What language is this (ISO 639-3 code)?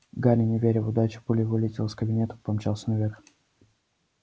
rus